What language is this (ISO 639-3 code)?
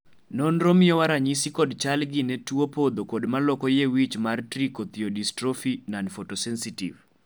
luo